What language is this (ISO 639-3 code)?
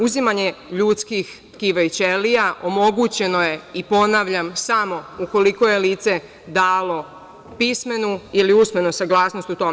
srp